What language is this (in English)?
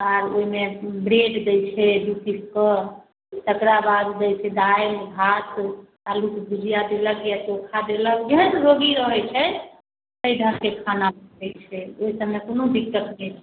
Maithili